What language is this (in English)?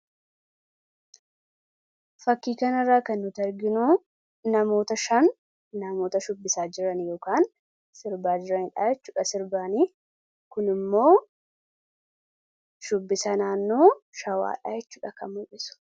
Oromo